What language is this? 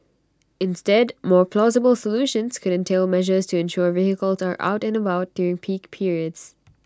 English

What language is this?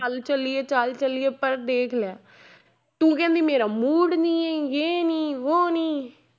Punjabi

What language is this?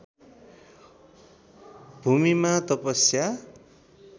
Nepali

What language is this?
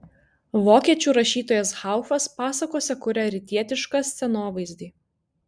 Lithuanian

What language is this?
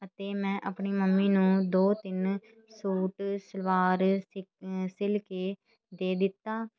Punjabi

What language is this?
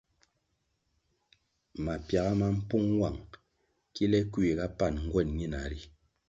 Kwasio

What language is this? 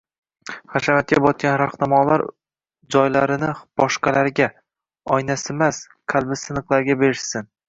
Uzbek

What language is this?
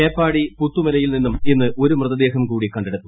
Malayalam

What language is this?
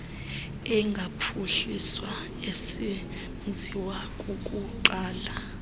Xhosa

